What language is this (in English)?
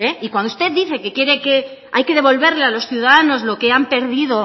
Spanish